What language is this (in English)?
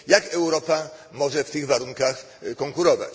Polish